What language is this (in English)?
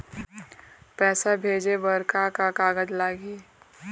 Chhattisgarhi